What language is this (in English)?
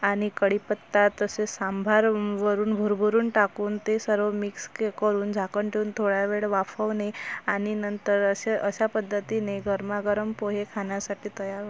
Marathi